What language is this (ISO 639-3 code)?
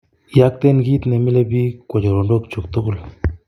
kln